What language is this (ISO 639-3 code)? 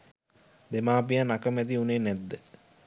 sin